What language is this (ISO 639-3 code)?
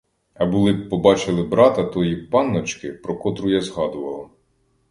ukr